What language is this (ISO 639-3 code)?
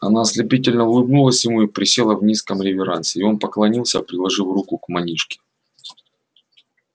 rus